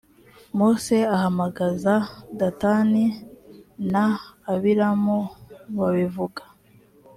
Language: Kinyarwanda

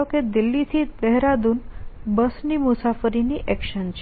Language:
Gujarati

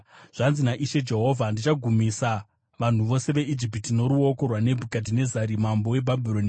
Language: Shona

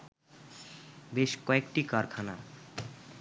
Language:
Bangla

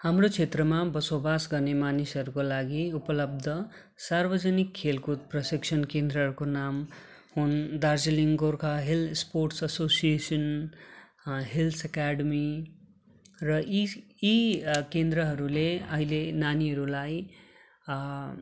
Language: Nepali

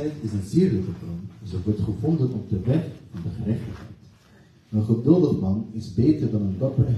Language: French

